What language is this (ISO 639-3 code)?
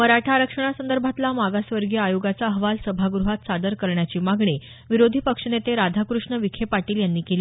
mar